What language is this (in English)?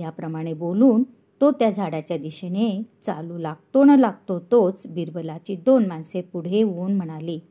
Marathi